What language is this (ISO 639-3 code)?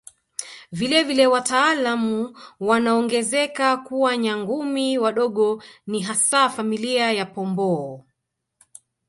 swa